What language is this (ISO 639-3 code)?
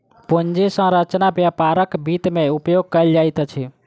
mai